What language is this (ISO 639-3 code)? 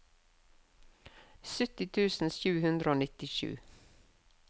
nor